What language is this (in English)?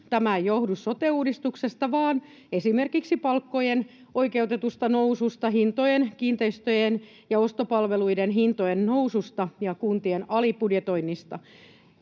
Finnish